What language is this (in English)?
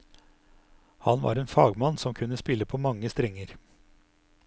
Norwegian